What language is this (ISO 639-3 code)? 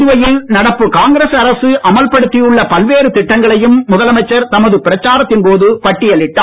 tam